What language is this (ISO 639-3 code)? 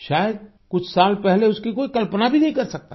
hin